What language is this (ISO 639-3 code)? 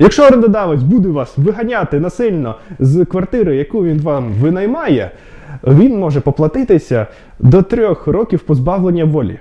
ukr